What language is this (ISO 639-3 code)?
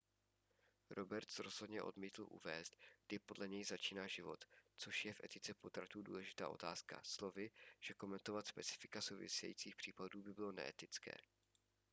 ces